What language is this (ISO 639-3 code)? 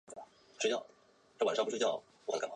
zho